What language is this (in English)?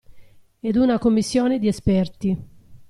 Italian